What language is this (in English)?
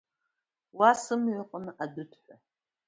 Abkhazian